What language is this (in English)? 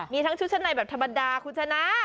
Thai